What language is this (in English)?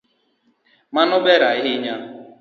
Luo (Kenya and Tanzania)